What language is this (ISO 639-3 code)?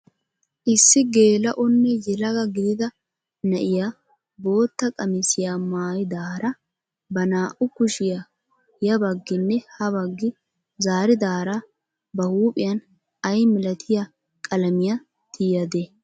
wal